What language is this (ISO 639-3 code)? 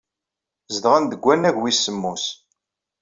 kab